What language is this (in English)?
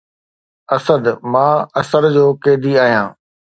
Sindhi